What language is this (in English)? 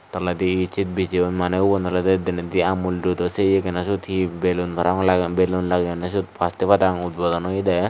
Chakma